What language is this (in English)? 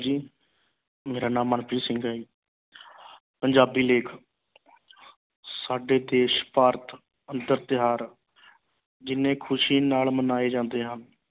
Punjabi